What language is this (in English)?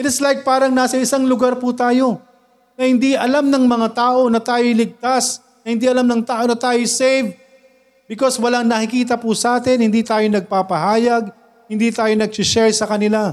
Filipino